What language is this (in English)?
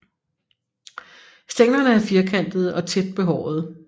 Danish